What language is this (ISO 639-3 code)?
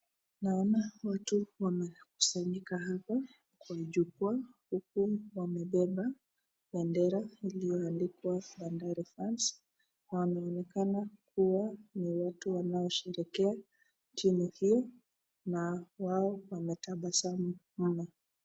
swa